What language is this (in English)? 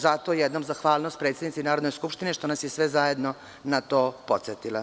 Serbian